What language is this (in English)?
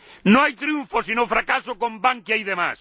Spanish